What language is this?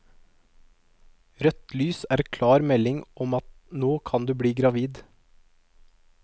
Norwegian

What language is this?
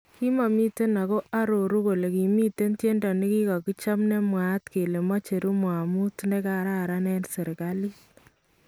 Kalenjin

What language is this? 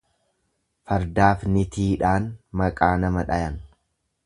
Oromo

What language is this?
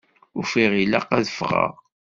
Kabyle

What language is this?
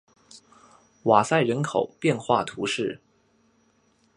Chinese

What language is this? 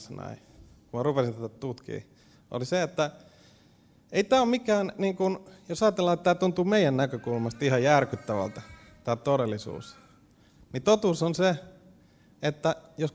Finnish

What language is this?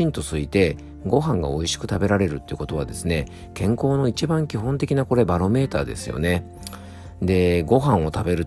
Japanese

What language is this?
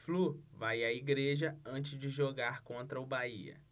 Portuguese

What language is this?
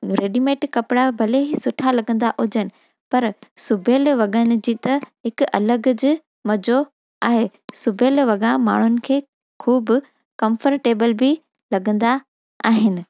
Sindhi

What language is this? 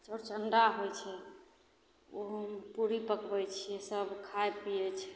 Maithili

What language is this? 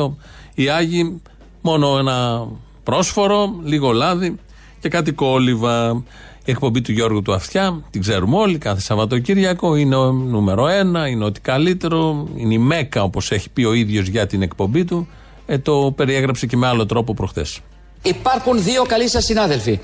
Greek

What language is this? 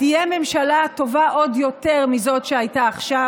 Hebrew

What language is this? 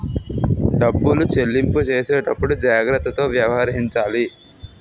Telugu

